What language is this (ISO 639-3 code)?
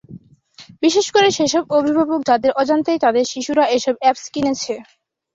ben